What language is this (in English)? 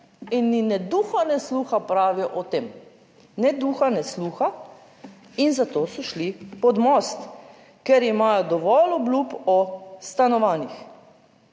Slovenian